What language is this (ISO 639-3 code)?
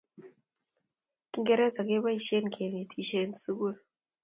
kln